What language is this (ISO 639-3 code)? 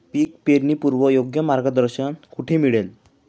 mar